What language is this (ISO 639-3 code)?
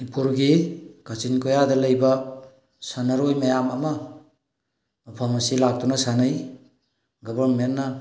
mni